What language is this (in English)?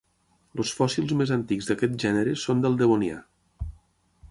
Catalan